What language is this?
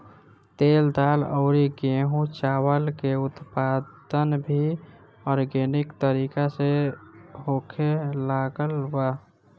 Bhojpuri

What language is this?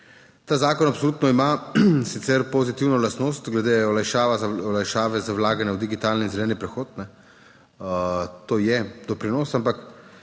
Slovenian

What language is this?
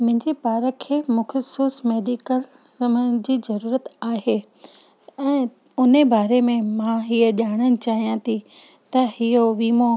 Sindhi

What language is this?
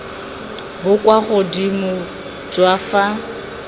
Tswana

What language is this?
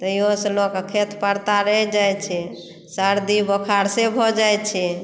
Maithili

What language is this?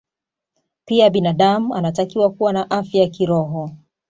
Swahili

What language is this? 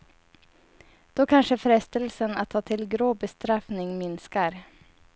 Swedish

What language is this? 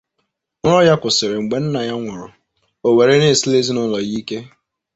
Igbo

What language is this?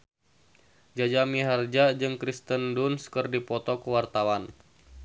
Sundanese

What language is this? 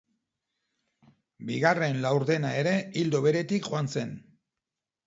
Basque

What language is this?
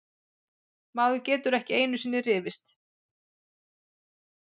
Icelandic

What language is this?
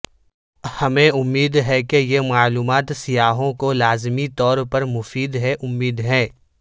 Urdu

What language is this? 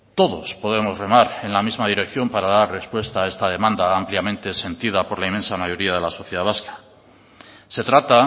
Spanish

